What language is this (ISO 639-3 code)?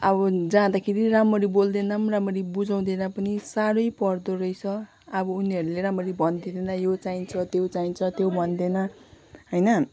nep